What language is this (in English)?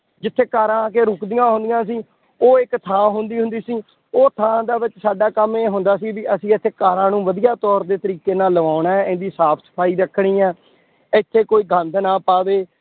Punjabi